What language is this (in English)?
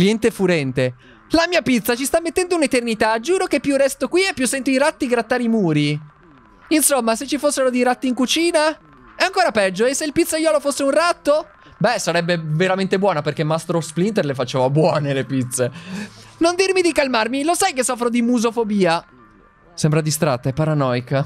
Italian